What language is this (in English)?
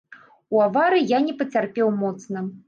Belarusian